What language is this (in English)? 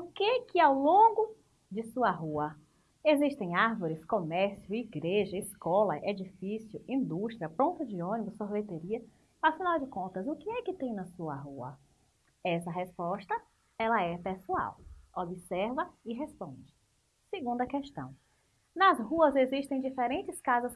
Portuguese